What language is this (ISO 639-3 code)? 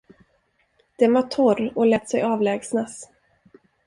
swe